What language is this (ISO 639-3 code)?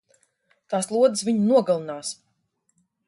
lav